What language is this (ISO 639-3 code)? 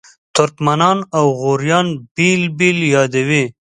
pus